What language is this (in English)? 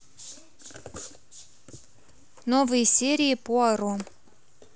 Russian